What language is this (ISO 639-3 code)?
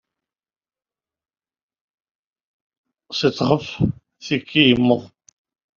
kab